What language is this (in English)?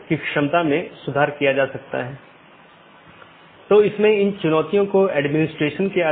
Hindi